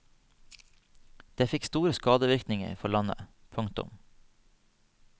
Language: Norwegian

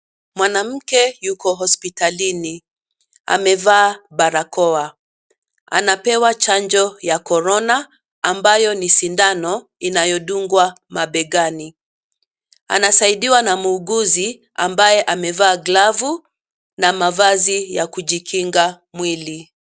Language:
Swahili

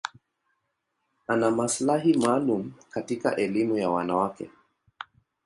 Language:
Swahili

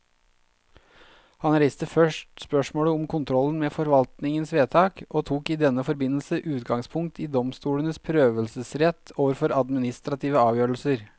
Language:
Norwegian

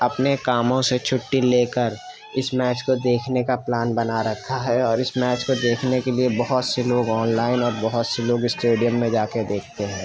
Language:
Urdu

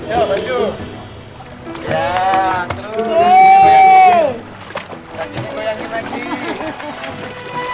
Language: Indonesian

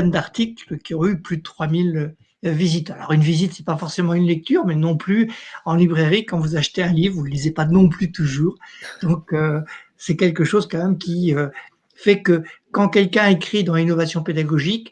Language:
French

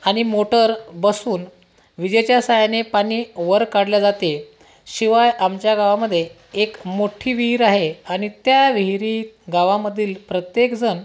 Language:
Marathi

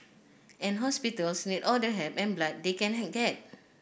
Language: English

